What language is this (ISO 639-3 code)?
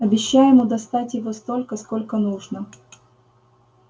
rus